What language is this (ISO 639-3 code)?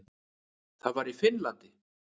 isl